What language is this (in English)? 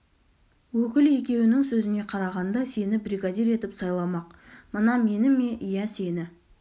Kazakh